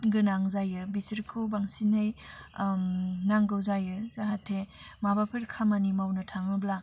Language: Bodo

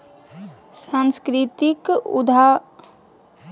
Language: Magahi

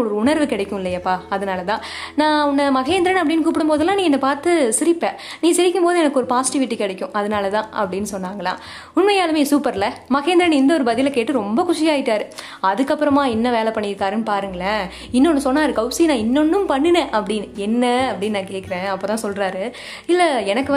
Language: Tamil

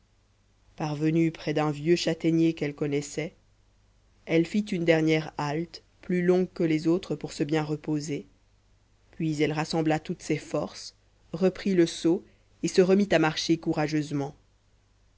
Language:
French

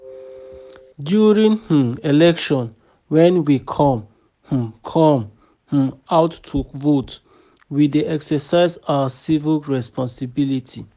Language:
Nigerian Pidgin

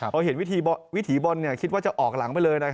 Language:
Thai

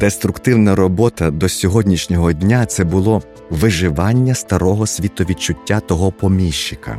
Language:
Ukrainian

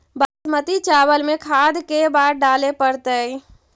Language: Magahi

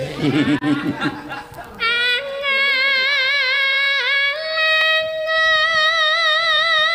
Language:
Indonesian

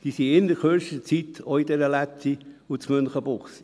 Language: Swiss German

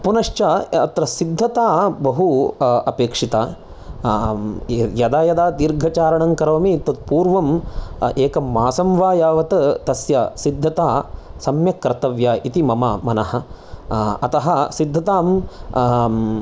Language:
Sanskrit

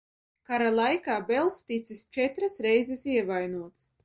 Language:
Latvian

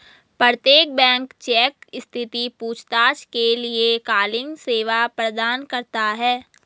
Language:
Hindi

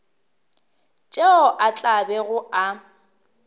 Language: Northern Sotho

